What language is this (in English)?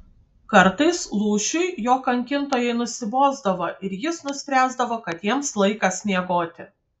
Lithuanian